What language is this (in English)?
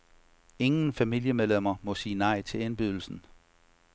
Danish